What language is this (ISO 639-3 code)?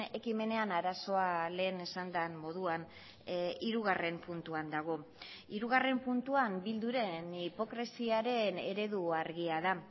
eus